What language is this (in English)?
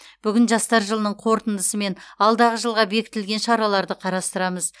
Kazakh